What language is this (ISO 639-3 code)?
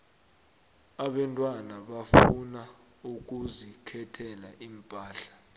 nbl